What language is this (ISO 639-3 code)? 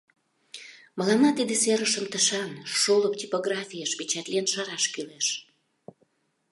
chm